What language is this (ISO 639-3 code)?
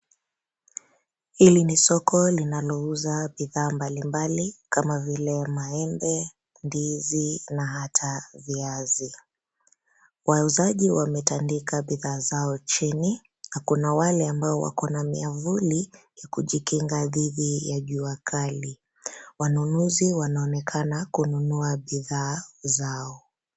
swa